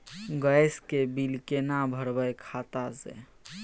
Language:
Maithili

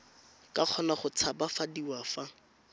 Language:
Tswana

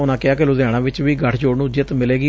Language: Punjabi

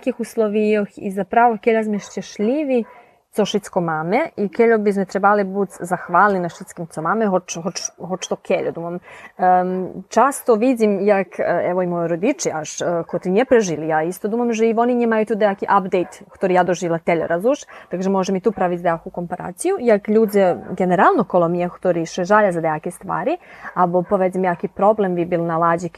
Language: Ukrainian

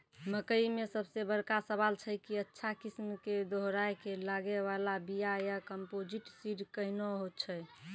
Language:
Maithili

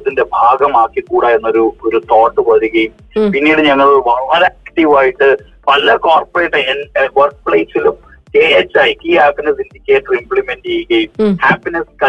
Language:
Malayalam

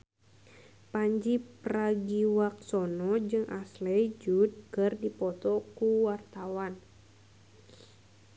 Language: Sundanese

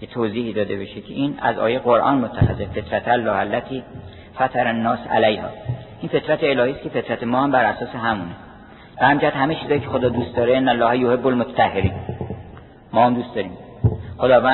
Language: Persian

